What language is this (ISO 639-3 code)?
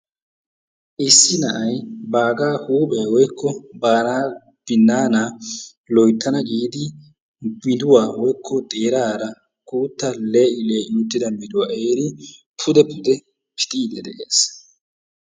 wal